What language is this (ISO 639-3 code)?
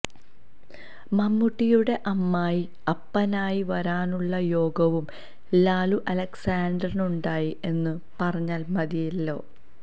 mal